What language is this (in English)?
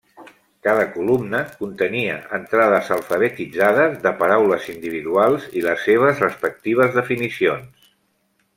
Catalan